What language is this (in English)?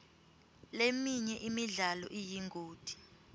Swati